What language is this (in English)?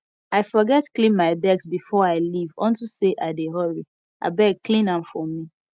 Nigerian Pidgin